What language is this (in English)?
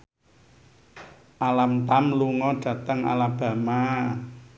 Javanese